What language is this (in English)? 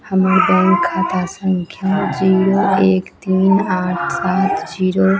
Maithili